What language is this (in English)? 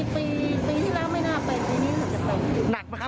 Thai